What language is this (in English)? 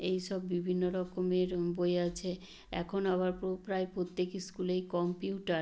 Bangla